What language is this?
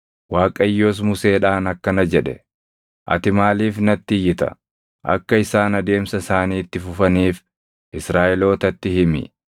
Oromo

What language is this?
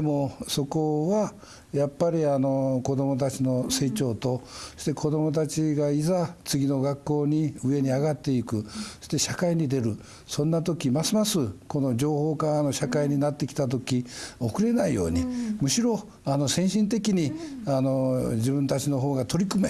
Japanese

